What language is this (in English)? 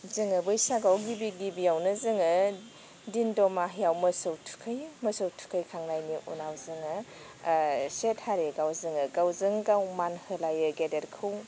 Bodo